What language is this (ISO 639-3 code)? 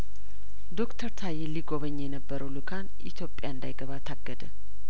amh